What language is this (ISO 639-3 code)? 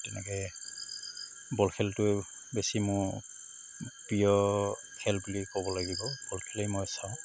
asm